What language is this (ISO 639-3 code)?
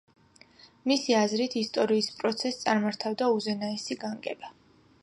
kat